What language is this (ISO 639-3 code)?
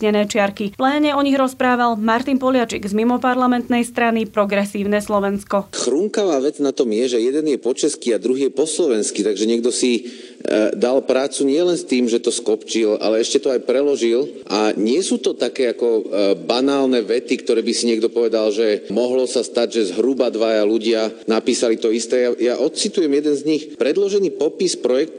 slk